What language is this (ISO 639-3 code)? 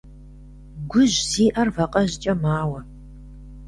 kbd